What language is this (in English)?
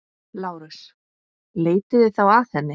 Icelandic